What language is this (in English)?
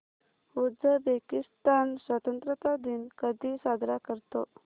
Marathi